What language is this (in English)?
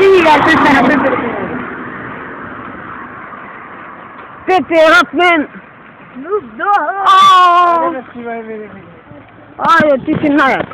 Greek